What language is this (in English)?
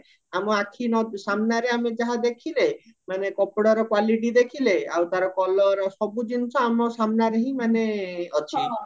Odia